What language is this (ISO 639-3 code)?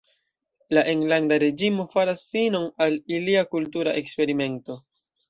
epo